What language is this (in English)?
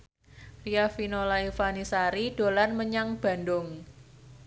Javanese